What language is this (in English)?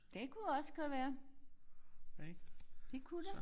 Danish